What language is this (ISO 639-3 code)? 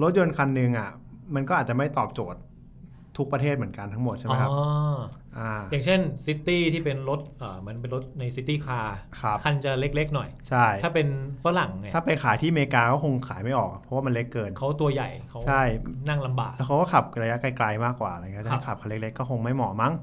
tha